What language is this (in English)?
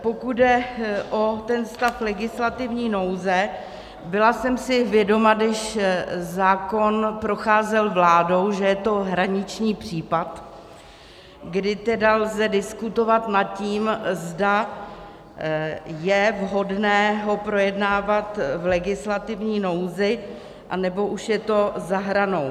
Czech